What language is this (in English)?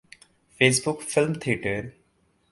Urdu